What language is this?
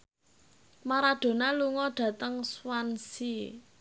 Javanese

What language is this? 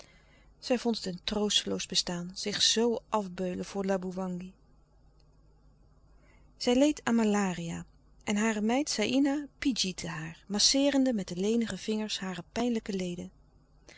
Dutch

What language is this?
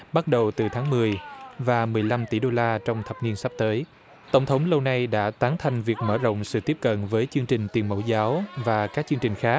Vietnamese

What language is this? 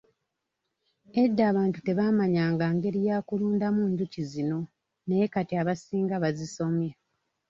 Ganda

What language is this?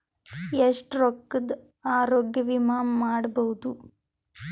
Kannada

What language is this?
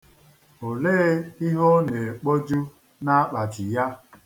Igbo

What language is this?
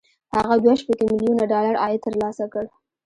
Pashto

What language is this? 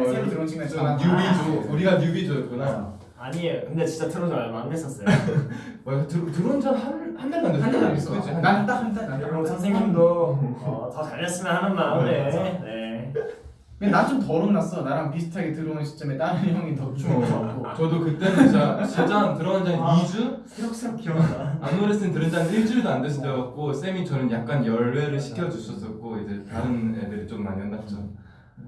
Korean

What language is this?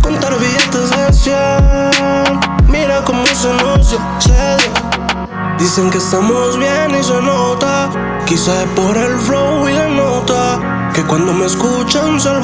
Spanish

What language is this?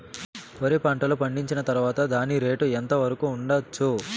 Telugu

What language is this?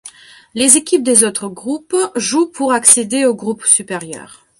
French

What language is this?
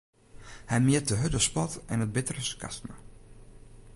Western Frisian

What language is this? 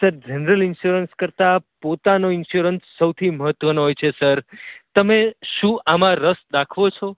Gujarati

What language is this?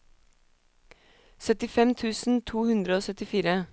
Norwegian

